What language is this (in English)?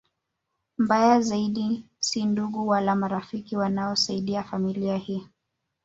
Swahili